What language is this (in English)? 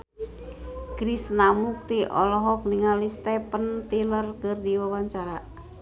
Sundanese